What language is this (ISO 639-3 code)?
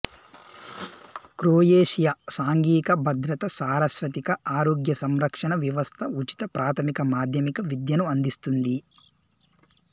tel